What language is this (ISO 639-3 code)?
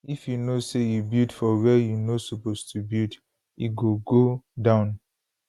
pcm